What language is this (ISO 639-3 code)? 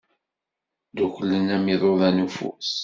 kab